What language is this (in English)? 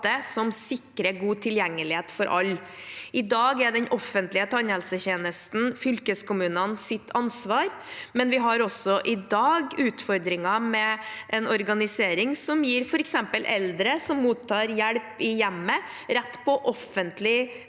Norwegian